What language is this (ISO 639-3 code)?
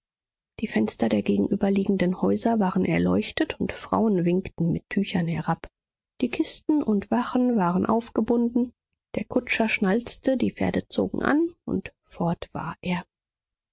deu